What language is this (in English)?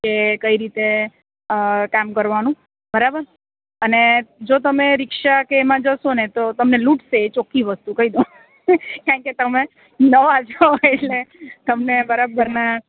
Gujarati